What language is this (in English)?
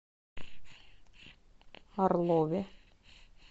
Russian